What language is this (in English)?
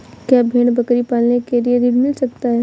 Hindi